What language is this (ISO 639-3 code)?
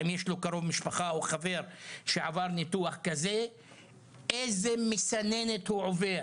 heb